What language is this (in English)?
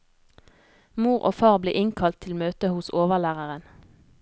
Norwegian